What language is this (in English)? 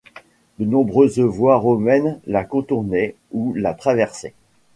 French